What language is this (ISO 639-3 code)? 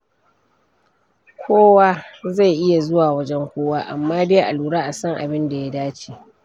hau